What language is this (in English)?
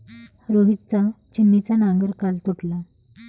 Marathi